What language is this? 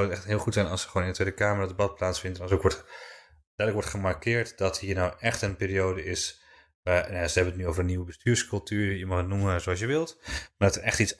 Dutch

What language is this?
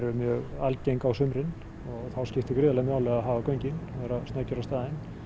Icelandic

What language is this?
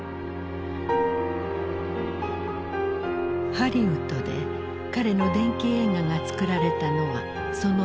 Japanese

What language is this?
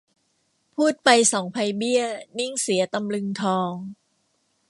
Thai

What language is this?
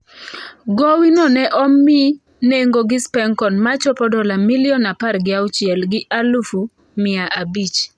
Luo (Kenya and Tanzania)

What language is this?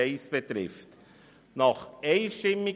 Swiss German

